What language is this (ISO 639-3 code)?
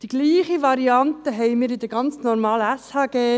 gsw